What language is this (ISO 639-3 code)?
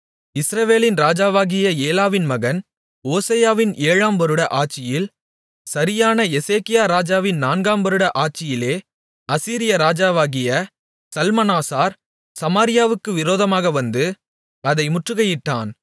tam